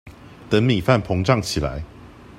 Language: Chinese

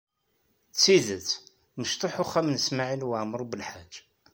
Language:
Kabyle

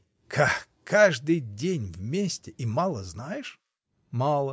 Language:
Russian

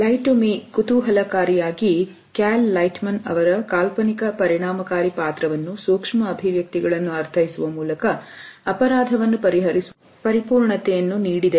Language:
Kannada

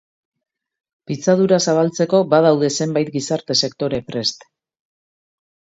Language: Basque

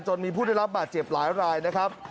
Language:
Thai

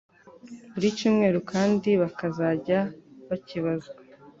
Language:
Kinyarwanda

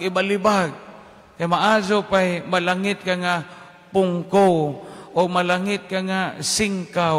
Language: Filipino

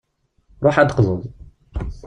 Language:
Kabyle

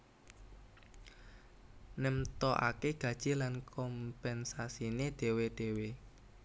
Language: Javanese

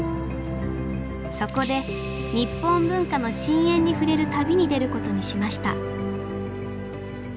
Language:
Japanese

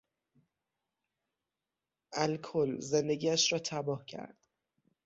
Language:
Persian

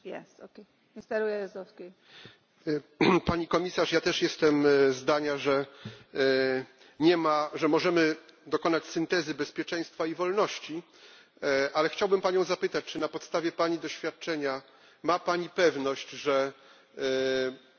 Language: Polish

